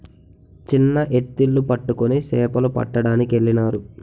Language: Telugu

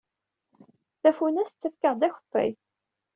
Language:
Kabyle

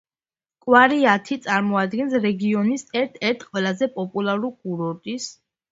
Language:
Georgian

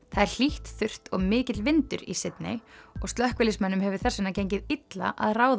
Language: Icelandic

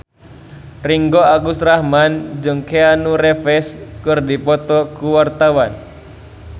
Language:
Sundanese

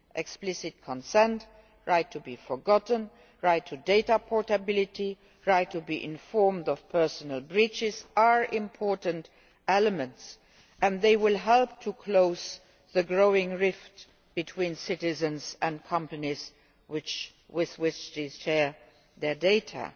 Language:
English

